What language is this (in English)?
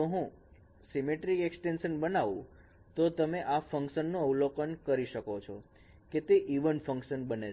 Gujarati